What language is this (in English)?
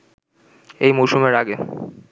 Bangla